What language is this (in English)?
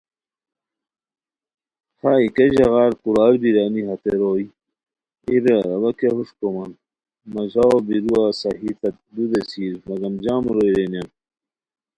Khowar